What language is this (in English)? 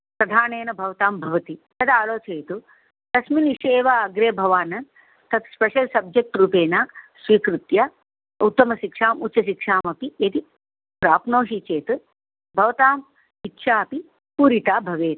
Sanskrit